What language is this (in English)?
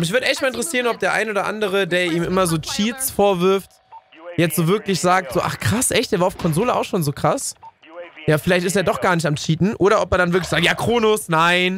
German